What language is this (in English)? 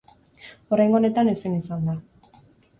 Basque